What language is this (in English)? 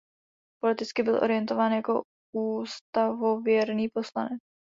Czech